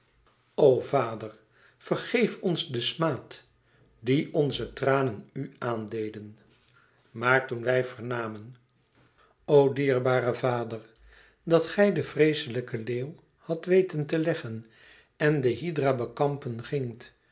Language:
Dutch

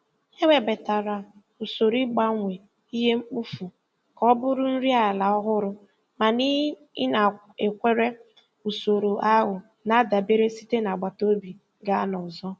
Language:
Igbo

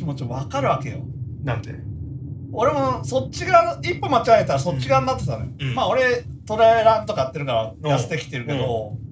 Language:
Japanese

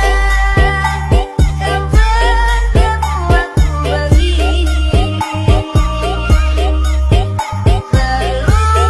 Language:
Indonesian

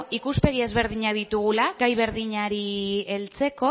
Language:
Basque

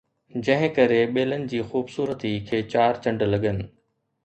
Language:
Sindhi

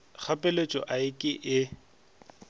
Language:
Northern Sotho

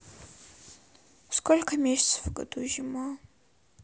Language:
Russian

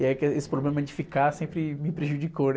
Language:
Portuguese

